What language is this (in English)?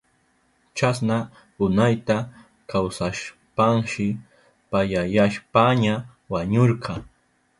Southern Pastaza Quechua